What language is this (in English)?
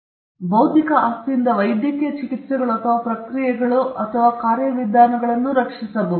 Kannada